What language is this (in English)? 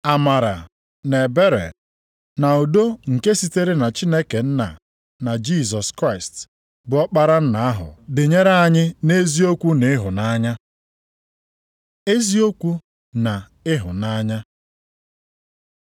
Igbo